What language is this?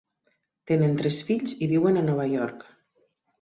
Catalan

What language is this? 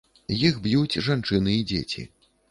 Belarusian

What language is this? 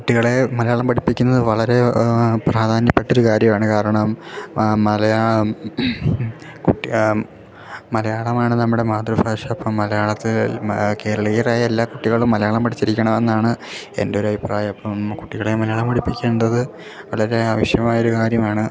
Malayalam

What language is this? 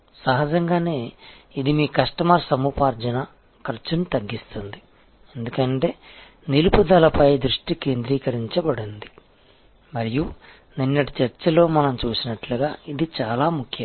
Telugu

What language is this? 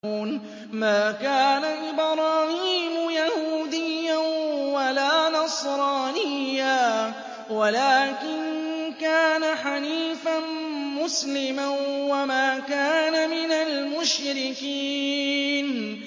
Arabic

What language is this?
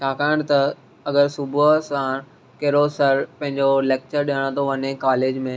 Sindhi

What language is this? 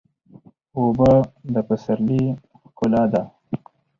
Pashto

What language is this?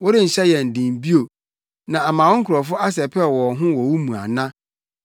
Akan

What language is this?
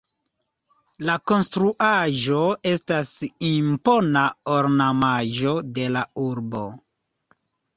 Esperanto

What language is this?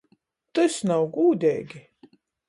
Latgalian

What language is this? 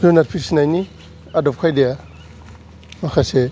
Bodo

